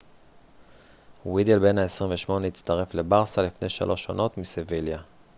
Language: Hebrew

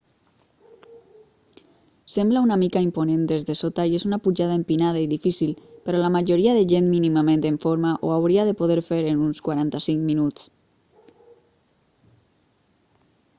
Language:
Catalan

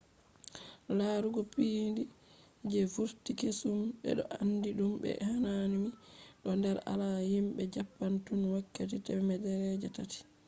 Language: Fula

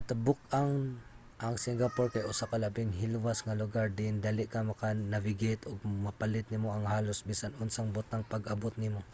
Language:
Cebuano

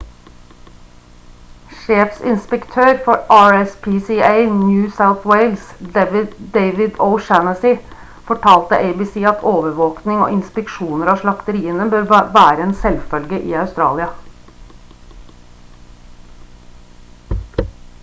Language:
Norwegian Bokmål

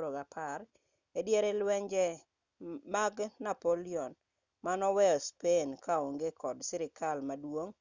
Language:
Luo (Kenya and Tanzania)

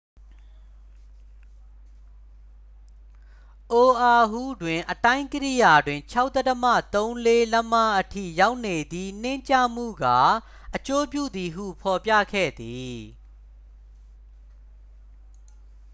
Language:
Burmese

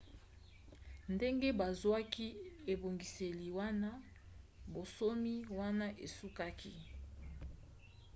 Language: Lingala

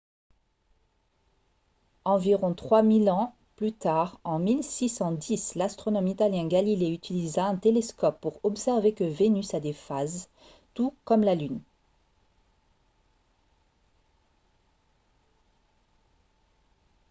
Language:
French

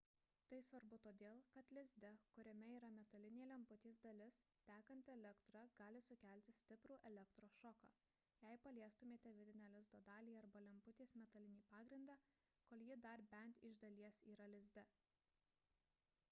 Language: Lithuanian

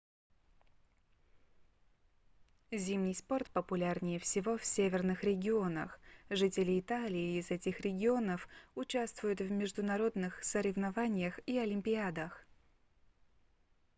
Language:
Russian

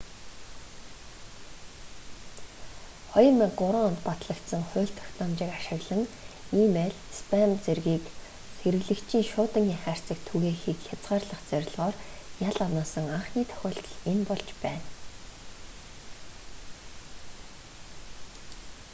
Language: Mongolian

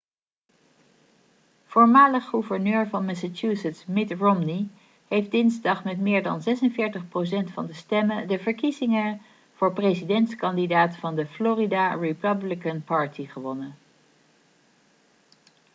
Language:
Dutch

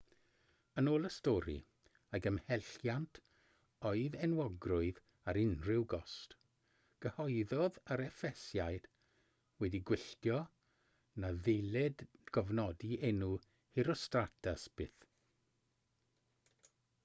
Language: Welsh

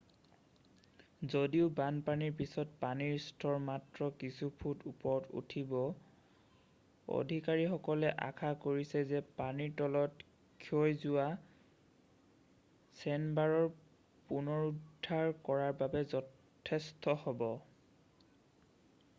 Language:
Assamese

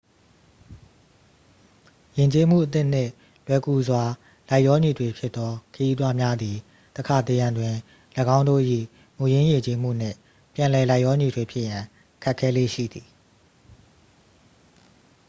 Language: Burmese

